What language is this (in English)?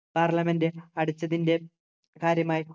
Malayalam